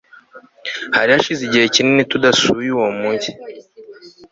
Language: Kinyarwanda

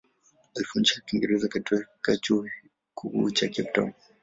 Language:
Swahili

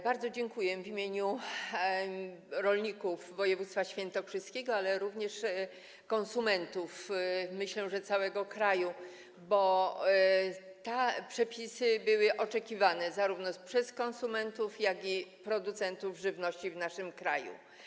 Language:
Polish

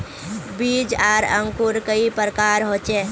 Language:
Magahi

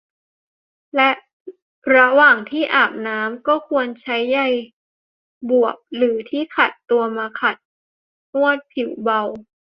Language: Thai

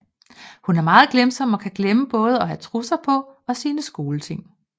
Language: Danish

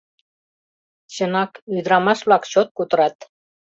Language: Mari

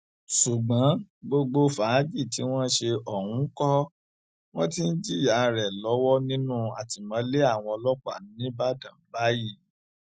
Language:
Yoruba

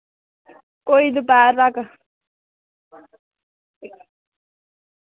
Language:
Dogri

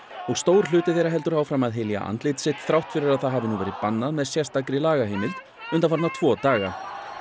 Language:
Icelandic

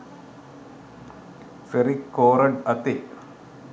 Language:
Sinhala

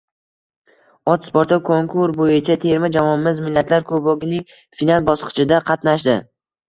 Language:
Uzbek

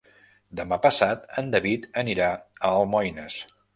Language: Catalan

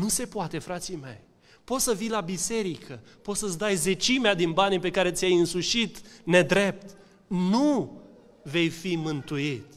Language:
Romanian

